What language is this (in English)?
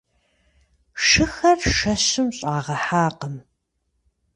Kabardian